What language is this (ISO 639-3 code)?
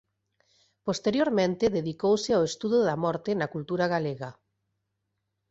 glg